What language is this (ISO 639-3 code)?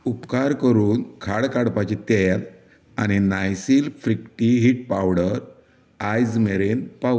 kok